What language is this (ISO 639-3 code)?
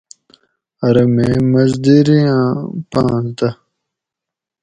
gwc